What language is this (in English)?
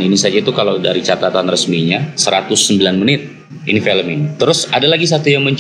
Indonesian